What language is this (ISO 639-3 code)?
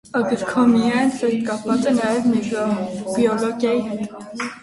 hye